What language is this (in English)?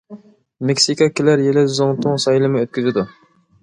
Uyghur